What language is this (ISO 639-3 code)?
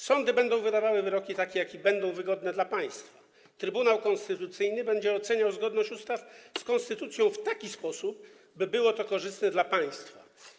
pol